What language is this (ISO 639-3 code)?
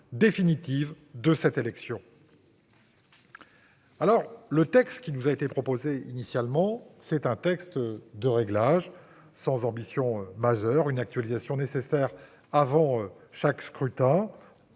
fra